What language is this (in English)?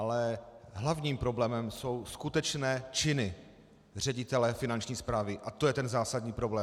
Czech